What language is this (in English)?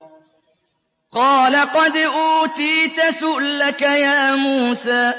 Arabic